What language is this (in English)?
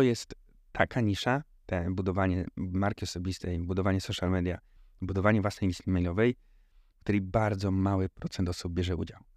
Polish